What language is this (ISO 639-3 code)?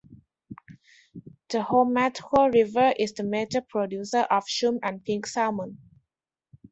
eng